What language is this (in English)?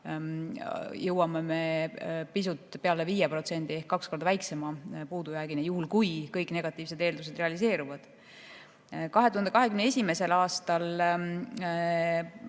Estonian